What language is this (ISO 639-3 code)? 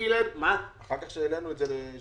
heb